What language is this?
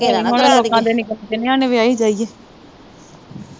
Punjabi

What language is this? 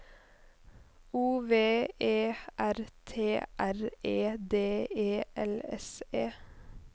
Norwegian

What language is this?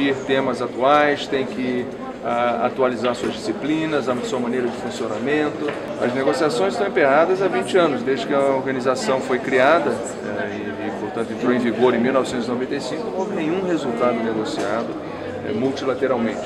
Portuguese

